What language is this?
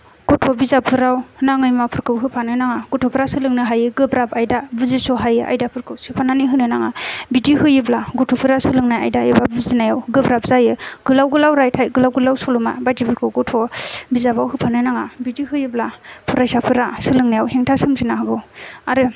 Bodo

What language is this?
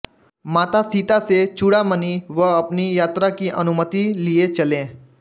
Hindi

